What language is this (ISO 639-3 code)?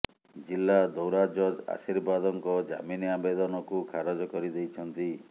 ori